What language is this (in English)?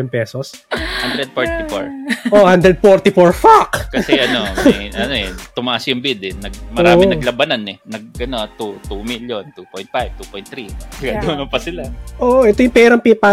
Filipino